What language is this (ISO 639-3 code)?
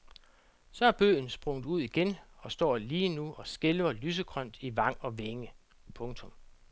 dan